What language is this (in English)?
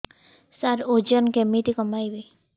Odia